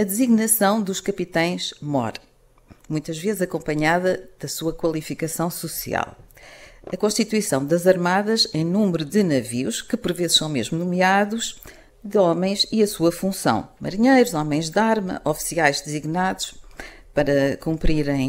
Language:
Portuguese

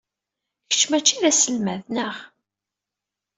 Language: Kabyle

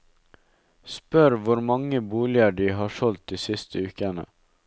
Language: Norwegian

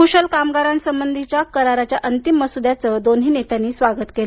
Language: Marathi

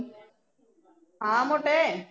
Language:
Punjabi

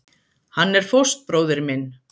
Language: Icelandic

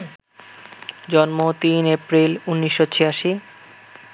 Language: Bangla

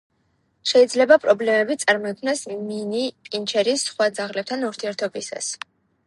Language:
Georgian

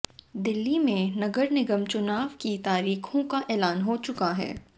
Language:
Hindi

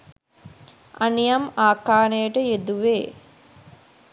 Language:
Sinhala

